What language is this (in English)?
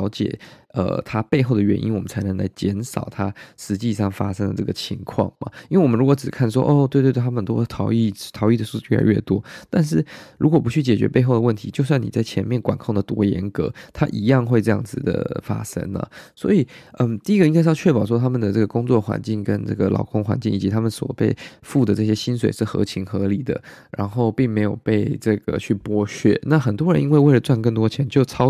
Chinese